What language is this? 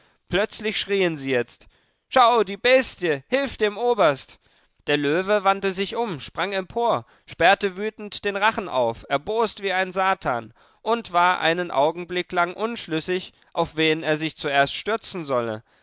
German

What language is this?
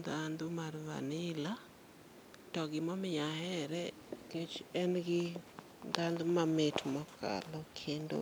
Luo (Kenya and Tanzania)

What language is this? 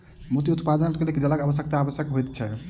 Maithili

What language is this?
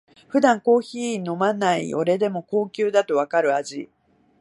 Japanese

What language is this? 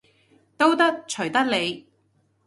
Cantonese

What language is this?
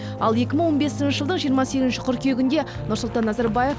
Kazakh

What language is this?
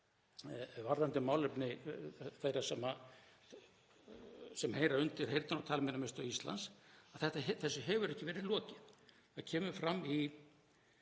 Icelandic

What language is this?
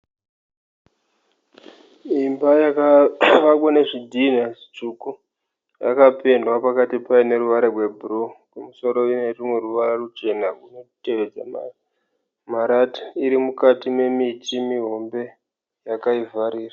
Shona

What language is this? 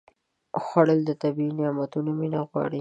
Pashto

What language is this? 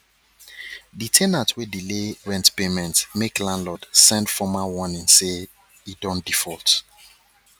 Nigerian Pidgin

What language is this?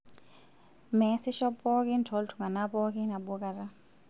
Masai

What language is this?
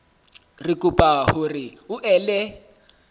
Southern Sotho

